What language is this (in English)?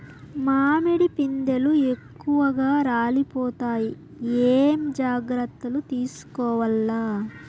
Telugu